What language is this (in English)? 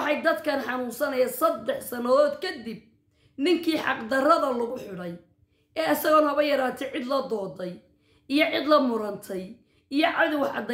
Arabic